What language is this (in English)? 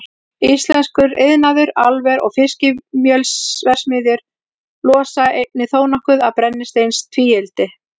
Icelandic